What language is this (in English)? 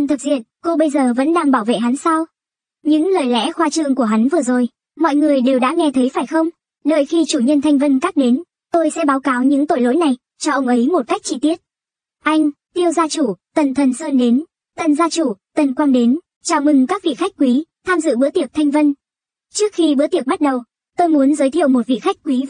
Vietnamese